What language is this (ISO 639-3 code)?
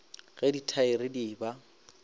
nso